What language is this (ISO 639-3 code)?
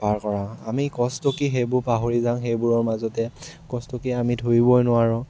asm